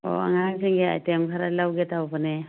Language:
Manipuri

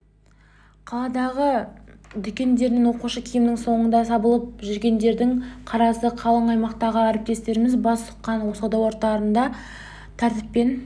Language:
Kazakh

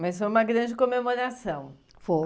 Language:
Portuguese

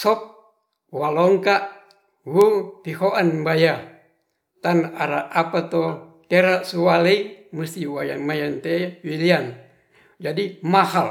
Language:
Ratahan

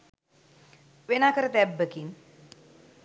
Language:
Sinhala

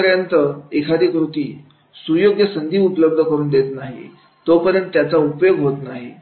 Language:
Marathi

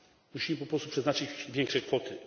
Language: Polish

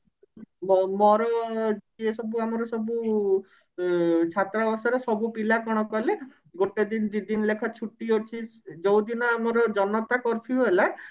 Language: Odia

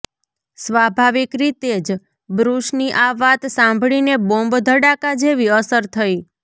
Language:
Gujarati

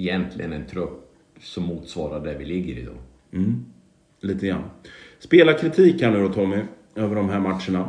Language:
Swedish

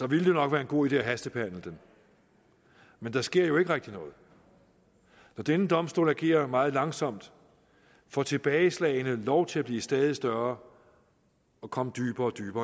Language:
Danish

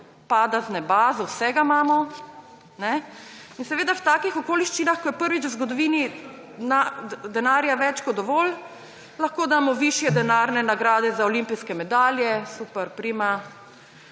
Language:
Slovenian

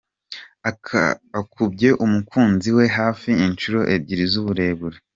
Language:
Kinyarwanda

